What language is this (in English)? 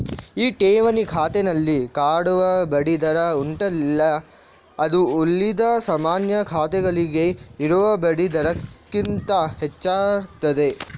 Kannada